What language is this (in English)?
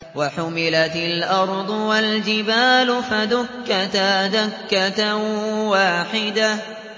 Arabic